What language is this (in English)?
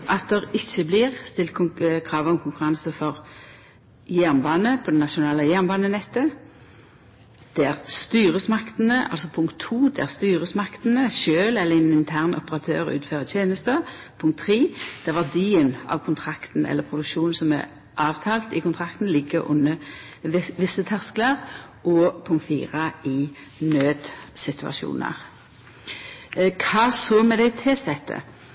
Norwegian Nynorsk